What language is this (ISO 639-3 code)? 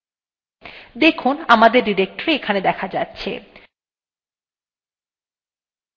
ben